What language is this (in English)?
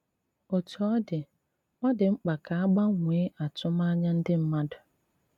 Igbo